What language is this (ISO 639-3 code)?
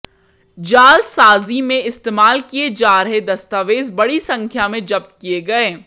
hin